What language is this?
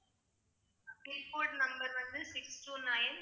Tamil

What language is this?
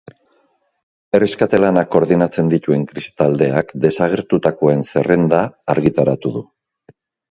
Basque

